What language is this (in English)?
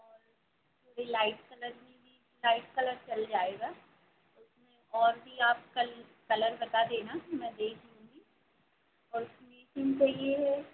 Hindi